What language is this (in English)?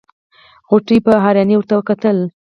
Pashto